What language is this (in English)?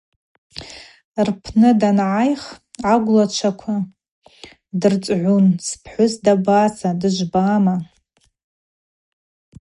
Abaza